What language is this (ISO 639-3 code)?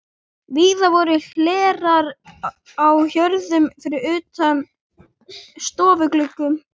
isl